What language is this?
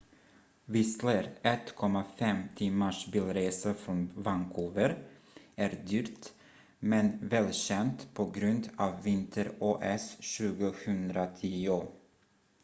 Swedish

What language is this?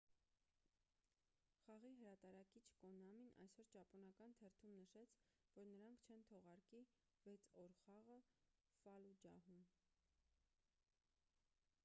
Armenian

